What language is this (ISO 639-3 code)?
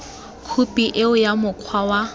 tsn